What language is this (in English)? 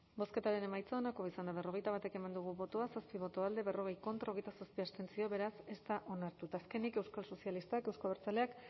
Basque